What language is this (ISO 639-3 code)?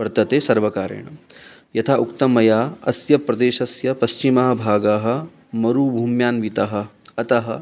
san